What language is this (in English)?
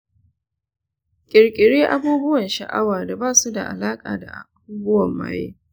Hausa